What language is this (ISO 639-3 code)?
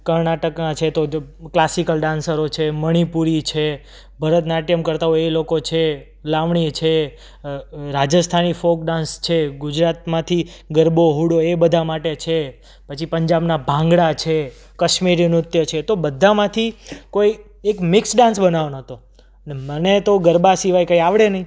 guj